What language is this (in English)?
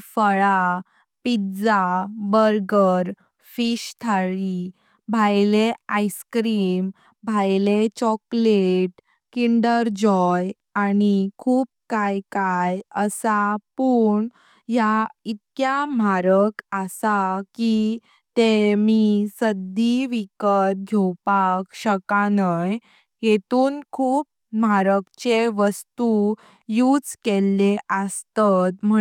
Konkani